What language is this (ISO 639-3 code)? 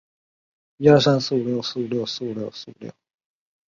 zho